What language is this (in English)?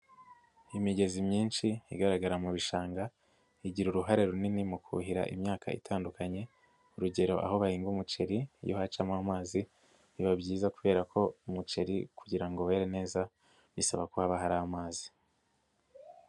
Kinyarwanda